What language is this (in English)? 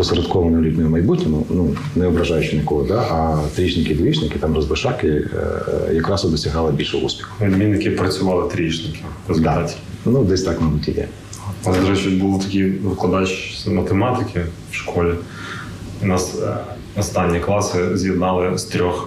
Ukrainian